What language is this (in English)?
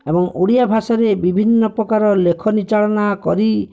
Odia